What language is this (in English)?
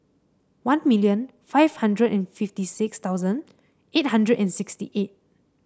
English